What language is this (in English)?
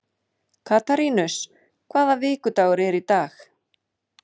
Icelandic